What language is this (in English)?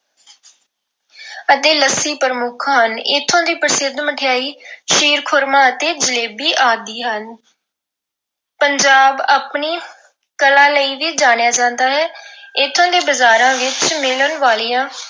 Punjabi